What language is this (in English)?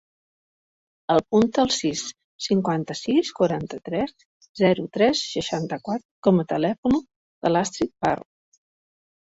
Catalan